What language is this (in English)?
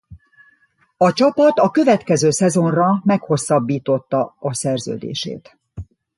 Hungarian